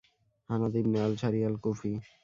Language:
Bangla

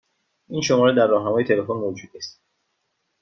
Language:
Persian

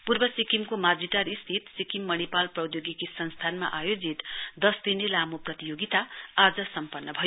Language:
Nepali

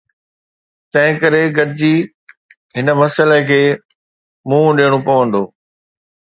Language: Sindhi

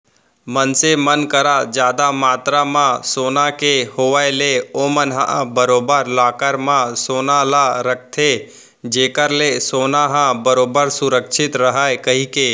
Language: Chhattisgarhi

